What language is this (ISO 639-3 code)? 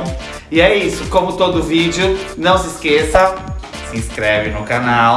por